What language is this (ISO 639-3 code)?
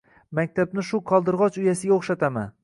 uzb